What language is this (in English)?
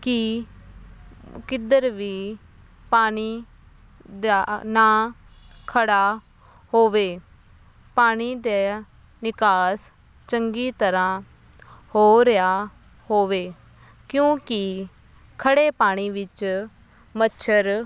Punjabi